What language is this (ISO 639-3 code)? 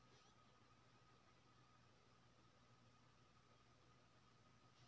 mai